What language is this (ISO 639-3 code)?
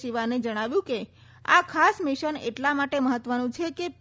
guj